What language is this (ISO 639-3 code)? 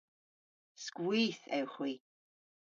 cor